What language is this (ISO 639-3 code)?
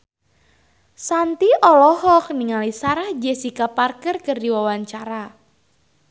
sun